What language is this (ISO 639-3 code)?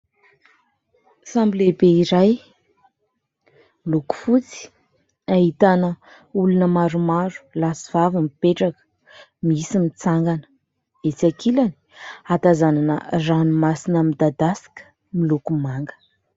mlg